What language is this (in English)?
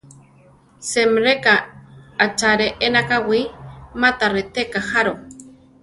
Central Tarahumara